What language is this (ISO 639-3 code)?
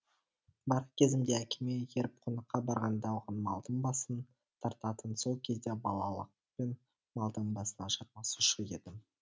kaz